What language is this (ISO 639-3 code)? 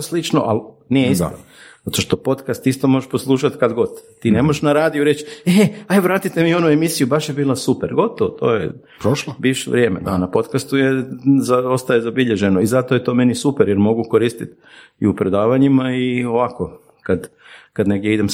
hrv